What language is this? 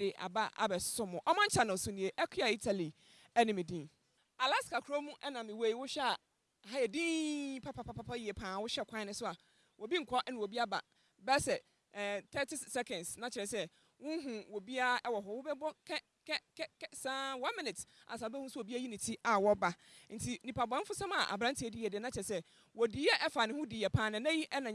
English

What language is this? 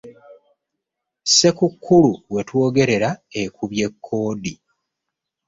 Ganda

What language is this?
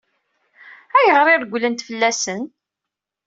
Kabyle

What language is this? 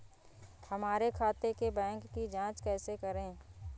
Hindi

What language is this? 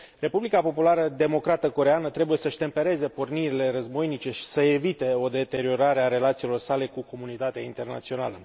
Romanian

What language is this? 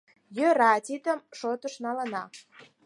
Mari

